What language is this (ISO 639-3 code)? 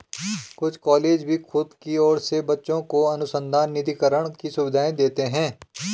hin